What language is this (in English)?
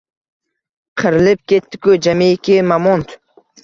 Uzbek